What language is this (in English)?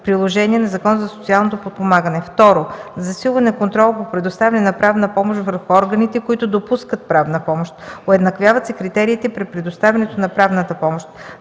Bulgarian